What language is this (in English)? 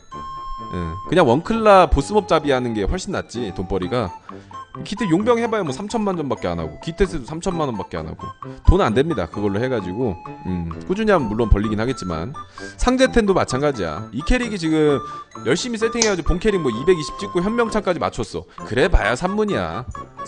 Korean